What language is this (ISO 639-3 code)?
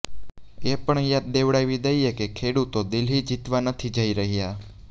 guj